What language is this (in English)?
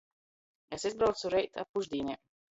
Latgalian